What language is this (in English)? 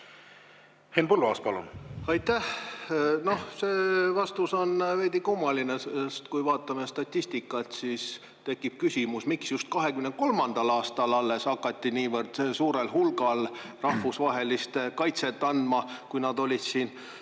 Estonian